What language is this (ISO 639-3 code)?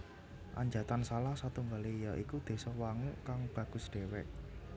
jav